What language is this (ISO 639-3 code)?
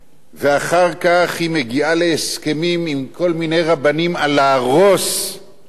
heb